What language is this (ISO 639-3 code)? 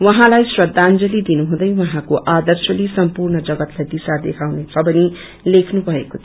nep